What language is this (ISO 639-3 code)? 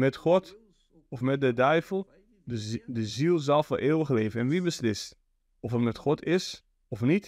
nld